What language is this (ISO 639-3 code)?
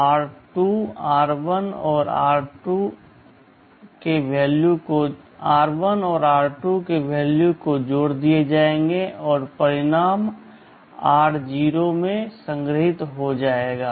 hin